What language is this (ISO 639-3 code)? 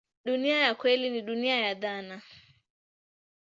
swa